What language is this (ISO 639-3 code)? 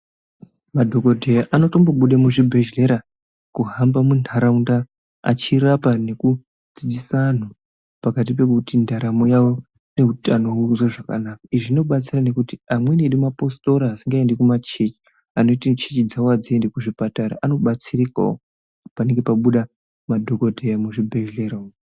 ndc